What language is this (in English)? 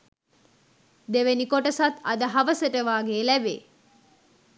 Sinhala